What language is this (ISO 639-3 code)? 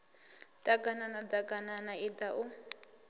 ven